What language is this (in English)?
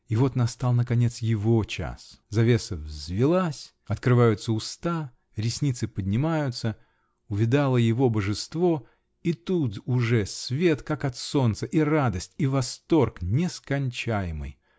Russian